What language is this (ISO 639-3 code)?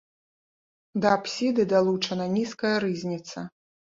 bel